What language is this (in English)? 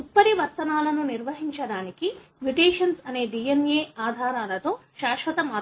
Telugu